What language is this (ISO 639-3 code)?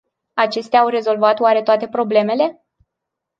ron